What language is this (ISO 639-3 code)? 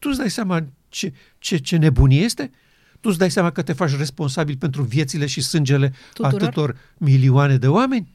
ron